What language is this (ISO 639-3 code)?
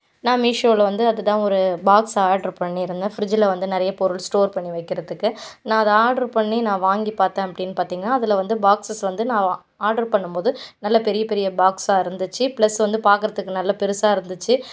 tam